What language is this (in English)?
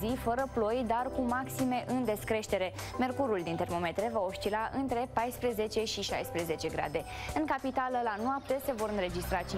Romanian